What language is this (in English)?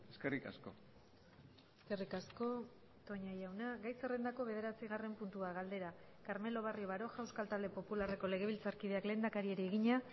Basque